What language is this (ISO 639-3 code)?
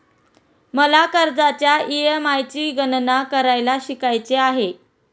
mar